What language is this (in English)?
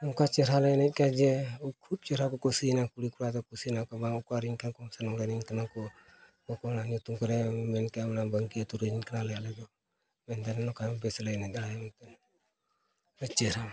Santali